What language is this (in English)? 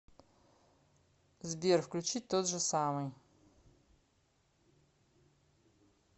Russian